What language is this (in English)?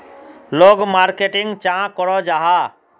Magahi